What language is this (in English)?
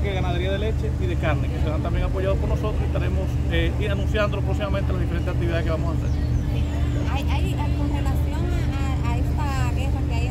Spanish